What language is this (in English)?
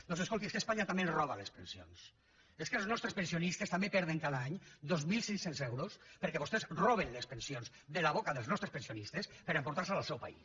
Catalan